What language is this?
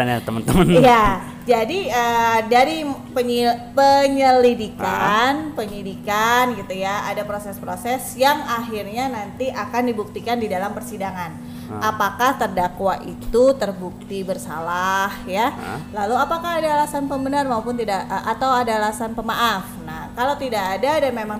Indonesian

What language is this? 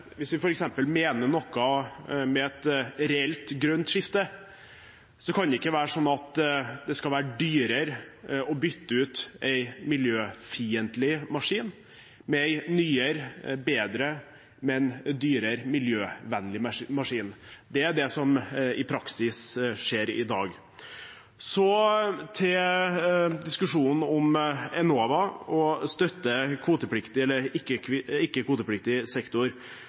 Norwegian Bokmål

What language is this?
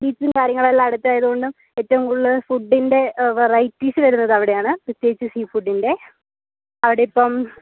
Malayalam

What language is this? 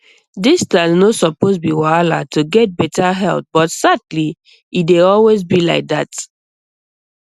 Nigerian Pidgin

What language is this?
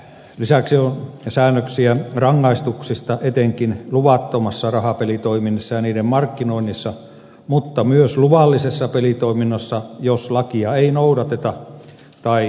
Finnish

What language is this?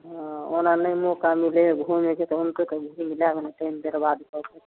Maithili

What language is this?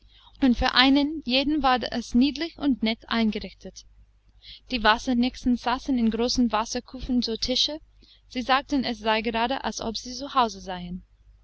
German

